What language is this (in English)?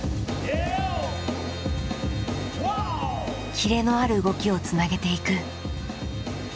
Japanese